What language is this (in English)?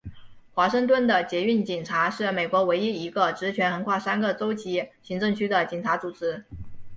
Chinese